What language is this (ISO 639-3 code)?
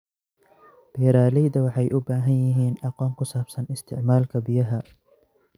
som